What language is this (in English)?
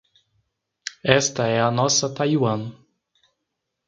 Portuguese